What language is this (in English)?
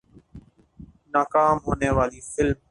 Urdu